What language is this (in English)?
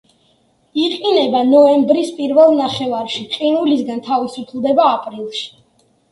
Georgian